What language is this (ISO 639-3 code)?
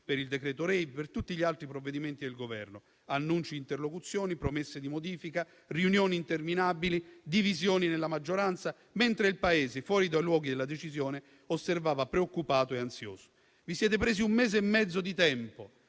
ita